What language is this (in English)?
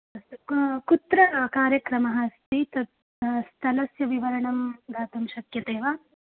Sanskrit